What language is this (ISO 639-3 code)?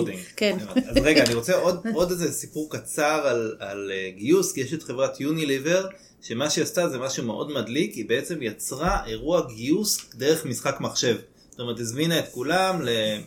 heb